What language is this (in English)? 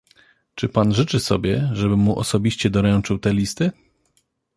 Polish